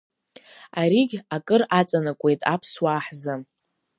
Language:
Abkhazian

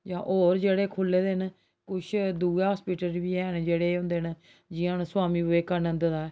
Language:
Dogri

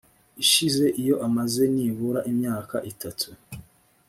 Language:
Kinyarwanda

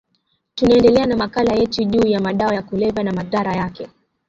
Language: Swahili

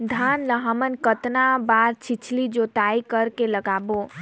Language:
Chhattisgarhi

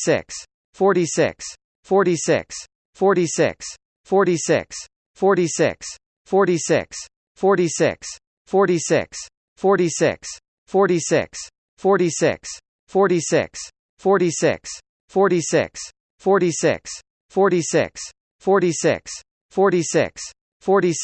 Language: English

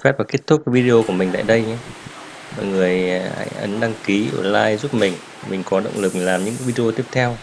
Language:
Vietnamese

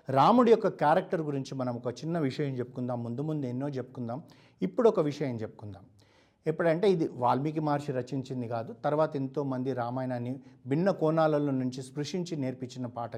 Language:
Telugu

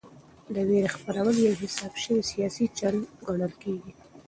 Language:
Pashto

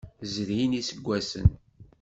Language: Kabyle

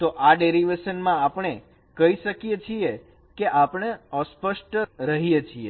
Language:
Gujarati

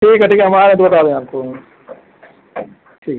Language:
Hindi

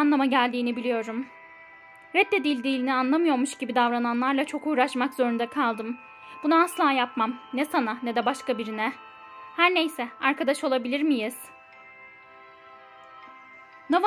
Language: Turkish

